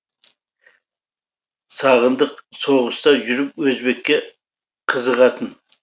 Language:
Kazakh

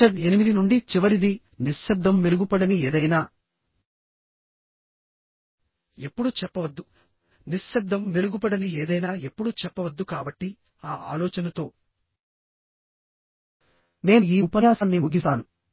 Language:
Telugu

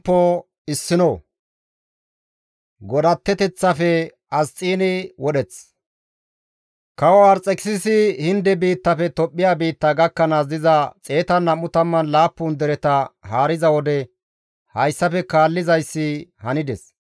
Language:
Gamo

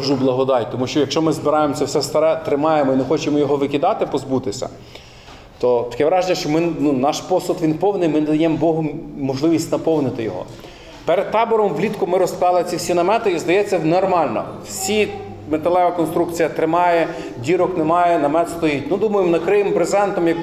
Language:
Ukrainian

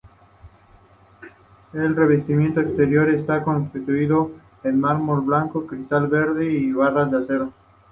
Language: Spanish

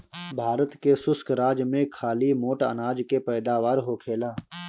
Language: Bhojpuri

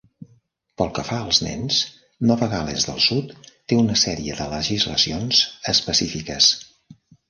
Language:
Catalan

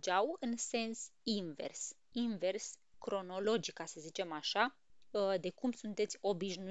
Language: Romanian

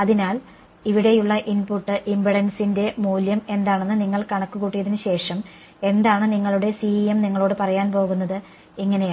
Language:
Malayalam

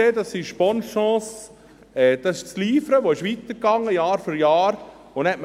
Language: Swiss German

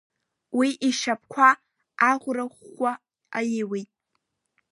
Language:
Abkhazian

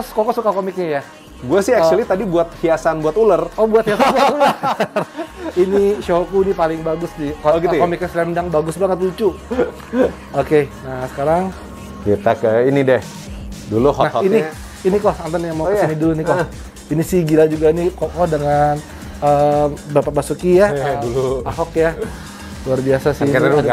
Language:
Indonesian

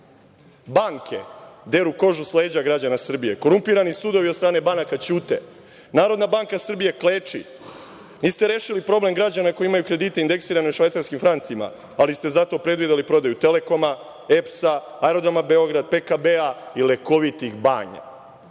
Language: Serbian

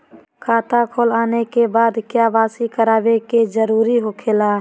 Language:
Magahi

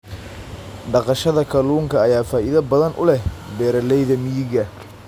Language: Somali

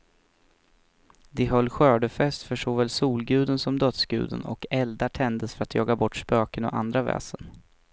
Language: Swedish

